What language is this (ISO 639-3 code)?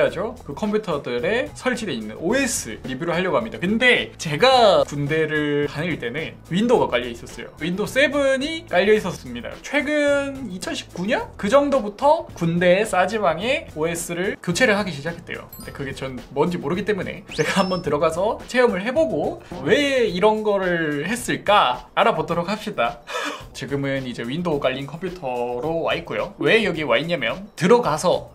kor